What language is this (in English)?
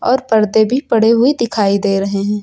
Hindi